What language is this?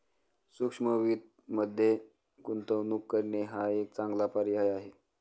Marathi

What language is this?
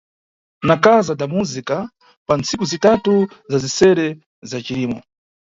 Nyungwe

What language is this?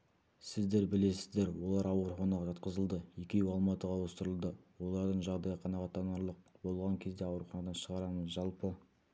Kazakh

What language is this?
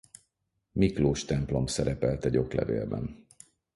Hungarian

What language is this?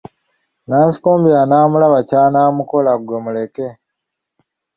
Ganda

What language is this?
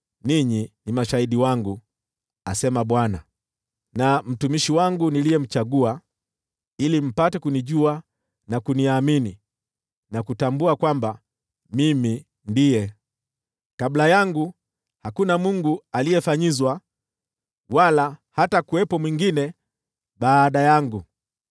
Swahili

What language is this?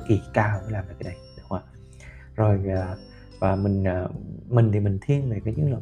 Vietnamese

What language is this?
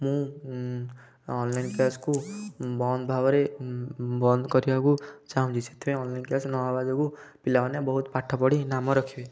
Odia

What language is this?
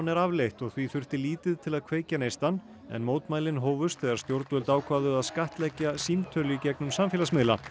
Icelandic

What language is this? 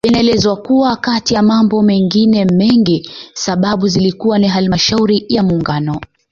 Swahili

